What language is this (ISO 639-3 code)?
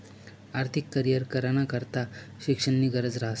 mar